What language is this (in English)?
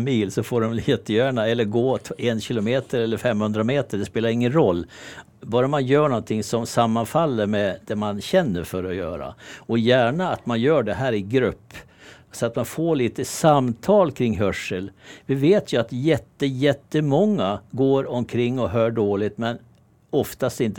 Swedish